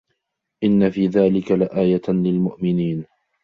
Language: Arabic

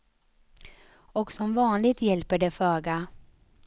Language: Swedish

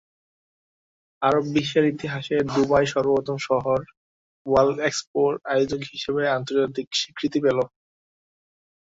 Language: Bangla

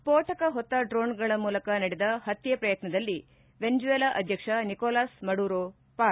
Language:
Kannada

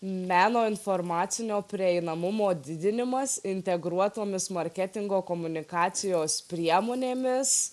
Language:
Lithuanian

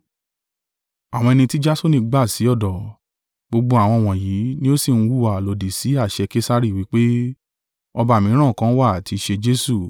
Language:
Yoruba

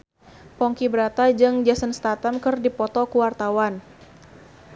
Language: Sundanese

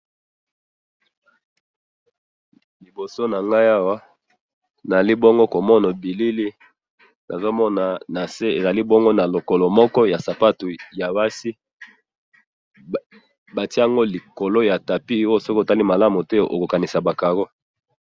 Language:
Lingala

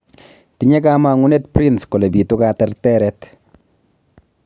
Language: Kalenjin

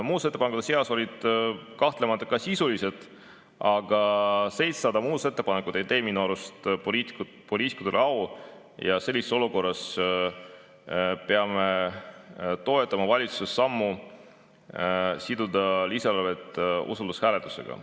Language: Estonian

